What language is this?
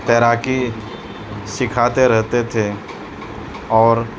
Urdu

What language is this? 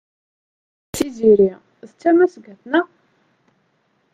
Kabyle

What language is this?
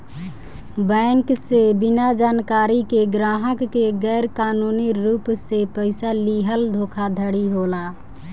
Bhojpuri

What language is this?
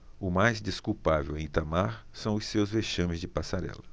Portuguese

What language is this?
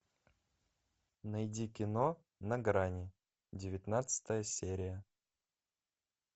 Russian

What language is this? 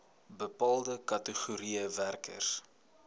Afrikaans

